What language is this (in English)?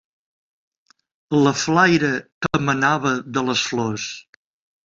Catalan